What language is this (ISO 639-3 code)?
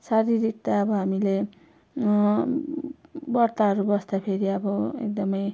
nep